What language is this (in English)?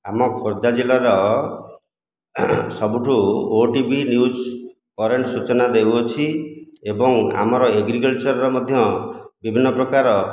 Odia